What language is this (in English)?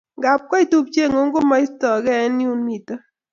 Kalenjin